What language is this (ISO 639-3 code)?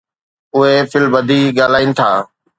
snd